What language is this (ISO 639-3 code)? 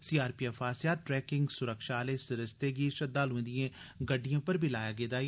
doi